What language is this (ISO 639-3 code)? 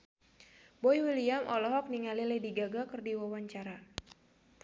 sun